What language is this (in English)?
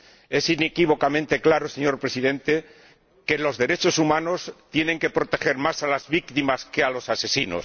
Spanish